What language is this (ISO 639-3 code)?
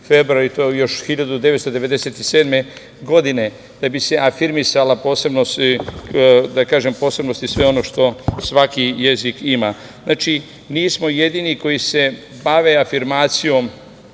srp